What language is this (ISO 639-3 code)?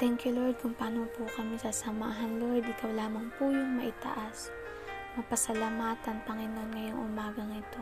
fil